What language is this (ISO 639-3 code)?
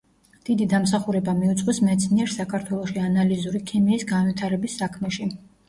kat